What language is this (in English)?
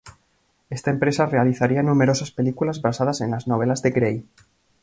Spanish